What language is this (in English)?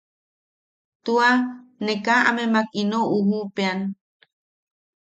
Yaqui